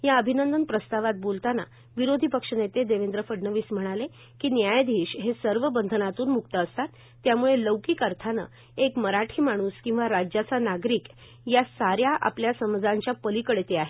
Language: Marathi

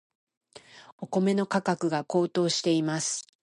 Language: Japanese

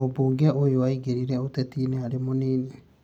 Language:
Kikuyu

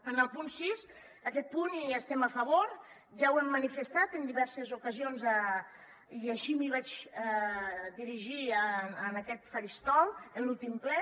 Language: Catalan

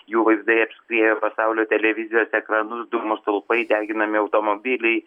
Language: Lithuanian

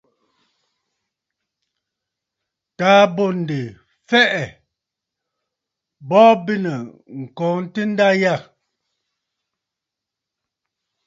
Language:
Bafut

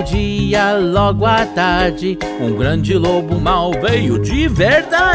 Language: Portuguese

